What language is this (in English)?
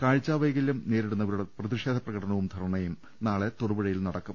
Malayalam